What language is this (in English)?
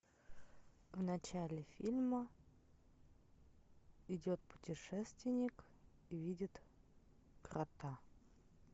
Russian